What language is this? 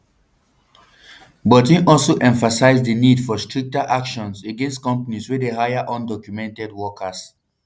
Nigerian Pidgin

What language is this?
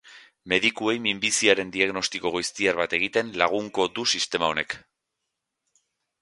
Basque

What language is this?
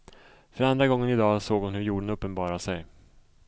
Swedish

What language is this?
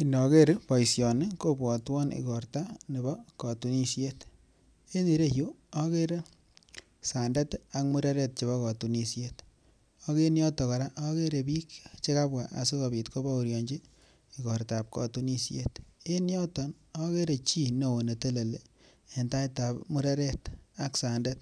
Kalenjin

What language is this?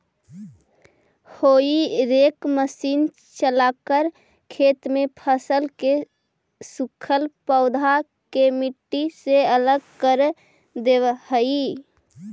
Magahi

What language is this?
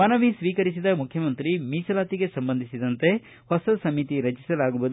Kannada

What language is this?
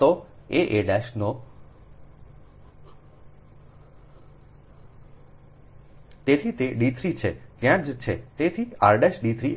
Gujarati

